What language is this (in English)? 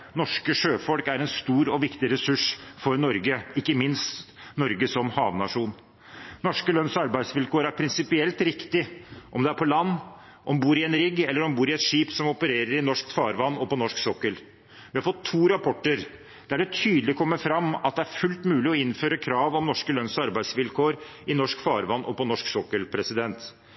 Norwegian Bokmål